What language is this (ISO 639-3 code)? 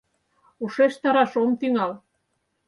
chm